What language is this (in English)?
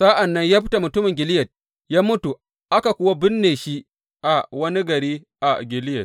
Hausa